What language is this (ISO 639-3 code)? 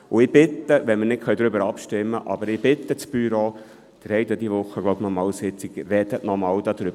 gsw